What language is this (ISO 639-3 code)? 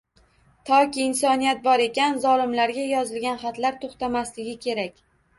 uzb